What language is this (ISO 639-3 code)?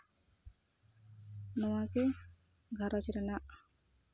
sat